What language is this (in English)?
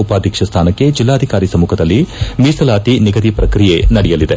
Kannada